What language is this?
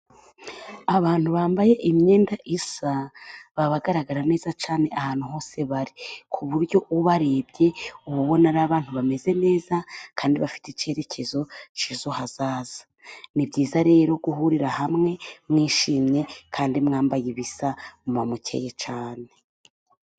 Kinyarwanda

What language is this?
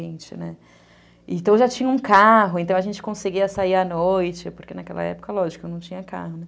Portuguese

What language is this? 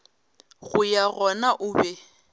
Northern Sotho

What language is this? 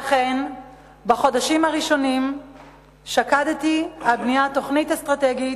Hebrew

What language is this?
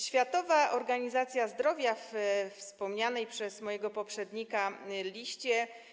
Polish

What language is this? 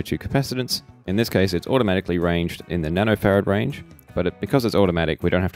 English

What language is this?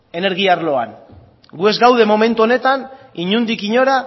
Basque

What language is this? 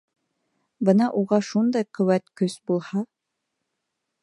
Bashkir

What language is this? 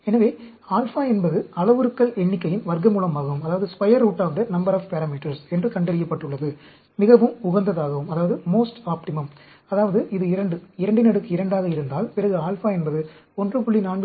Tamil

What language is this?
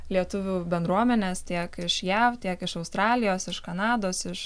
Lithuanian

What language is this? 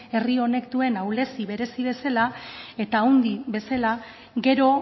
Basque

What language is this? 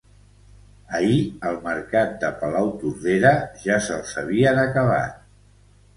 Catalan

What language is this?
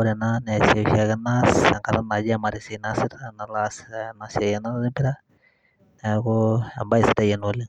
Masai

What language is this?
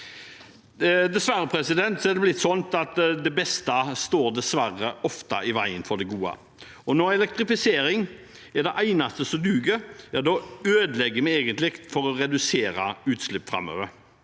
Norwegian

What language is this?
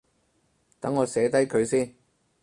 Cantonese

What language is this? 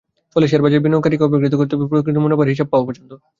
Bangla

